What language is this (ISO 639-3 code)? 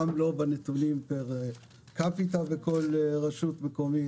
heb